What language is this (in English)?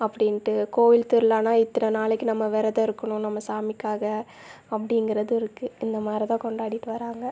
Tamil